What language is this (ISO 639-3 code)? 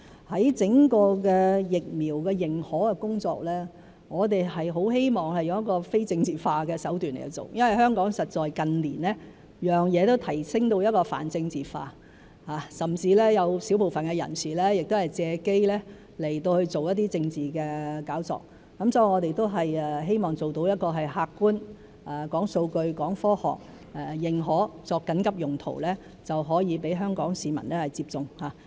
yue